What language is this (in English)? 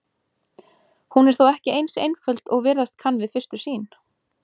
Icelandic